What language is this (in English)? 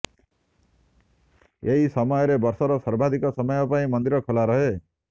Odia